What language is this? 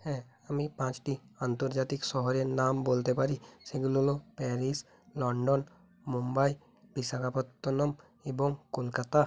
Bangla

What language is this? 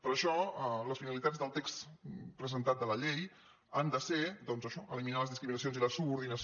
Catalan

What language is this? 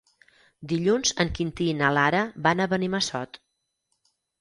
Catalan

